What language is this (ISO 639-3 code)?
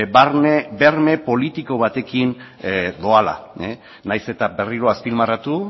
eus